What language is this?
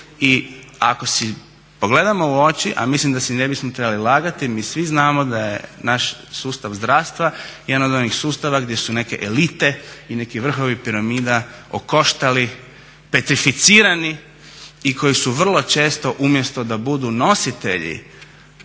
Croatian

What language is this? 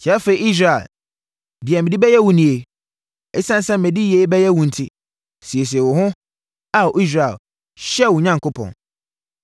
Akan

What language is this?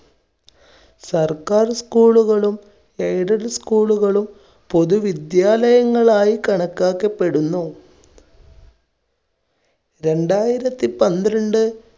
Malayalam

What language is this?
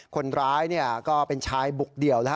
Thai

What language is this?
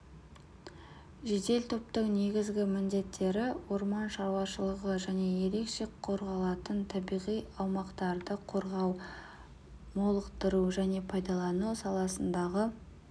Kazakh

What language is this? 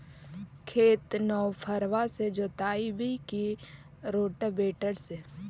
Magahi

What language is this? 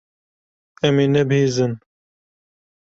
Kurdish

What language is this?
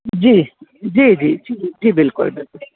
Sindhi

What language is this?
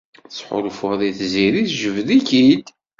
Kabyle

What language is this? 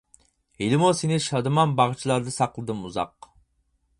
Uyghur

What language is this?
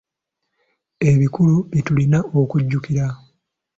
Ganda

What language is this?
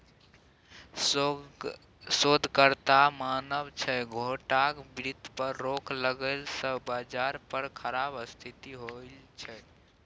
Maithili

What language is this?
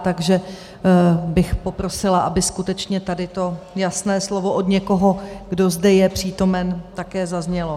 Czech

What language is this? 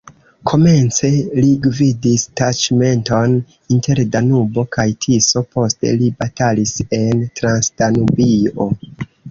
Esperanto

